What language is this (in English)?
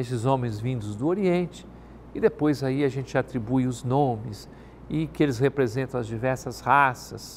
Portuguese